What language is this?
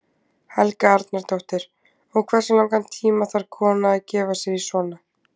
Icelandic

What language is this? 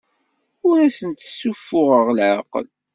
Kabyle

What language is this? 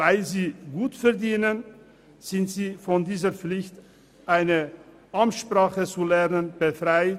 Swiss German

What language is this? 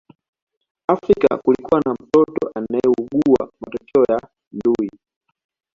Swahili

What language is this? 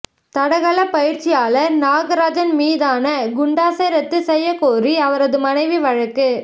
Tamil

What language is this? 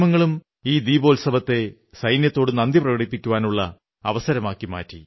Malayalam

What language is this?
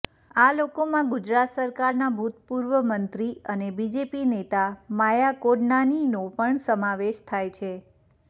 Gujarati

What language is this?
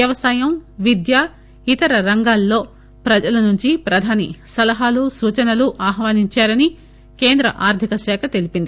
Telugu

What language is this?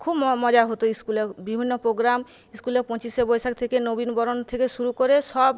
Bangla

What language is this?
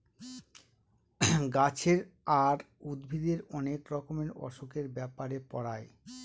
Bangla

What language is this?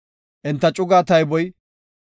Gofa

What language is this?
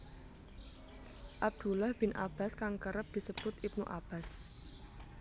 Javanese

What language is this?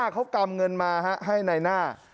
Thai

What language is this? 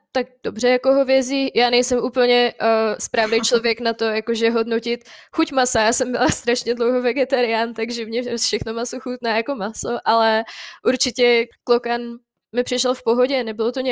Czech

